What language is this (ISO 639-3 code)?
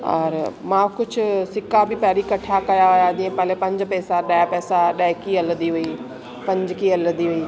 snd